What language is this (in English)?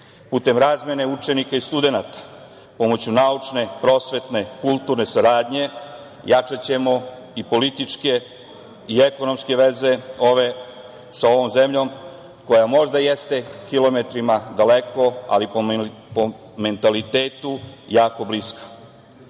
Serbian